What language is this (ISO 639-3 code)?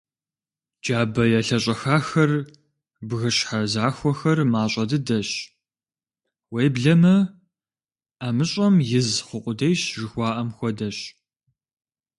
kbd